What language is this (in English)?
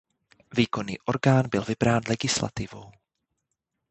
Czech